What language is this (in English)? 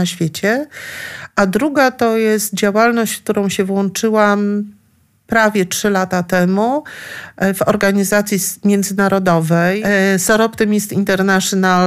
Polish